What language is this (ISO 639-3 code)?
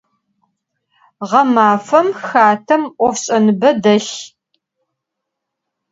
ady